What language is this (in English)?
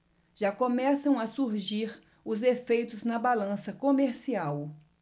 Portuguese